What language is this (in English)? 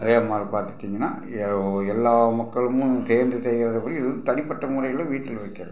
Tamil